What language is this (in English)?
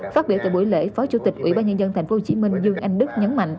Vietnamese